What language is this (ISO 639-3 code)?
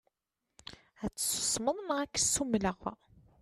kab